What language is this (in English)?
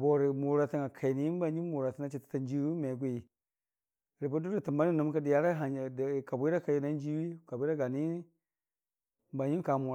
Dijim-Bwilim